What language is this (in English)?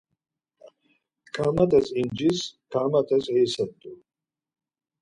Laz